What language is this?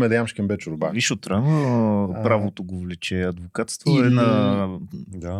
Bulgarian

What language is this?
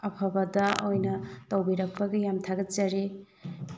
Manipuri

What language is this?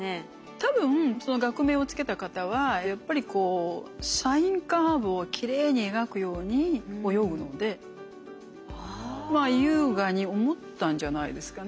Japanese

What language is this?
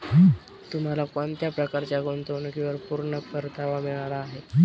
Marathi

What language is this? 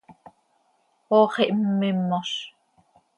Seri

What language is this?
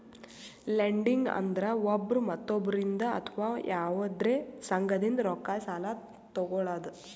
Kannada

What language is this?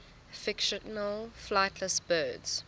English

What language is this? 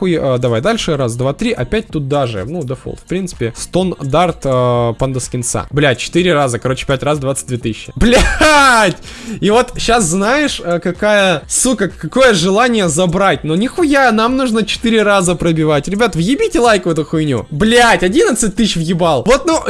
Russian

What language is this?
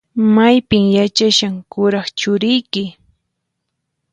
Puno Quechua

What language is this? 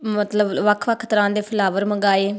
Punjabi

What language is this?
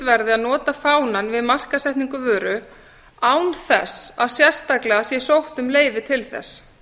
Icelandic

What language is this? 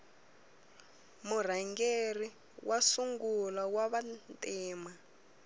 Tsonga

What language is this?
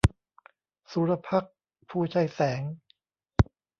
Thai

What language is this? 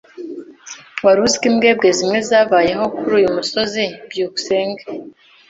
Kinyarwanda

